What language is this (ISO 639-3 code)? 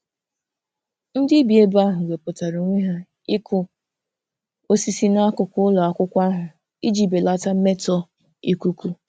ibo